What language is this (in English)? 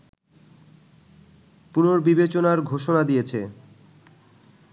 Bangla